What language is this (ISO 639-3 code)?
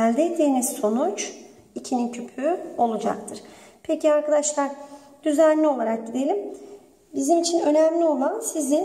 tur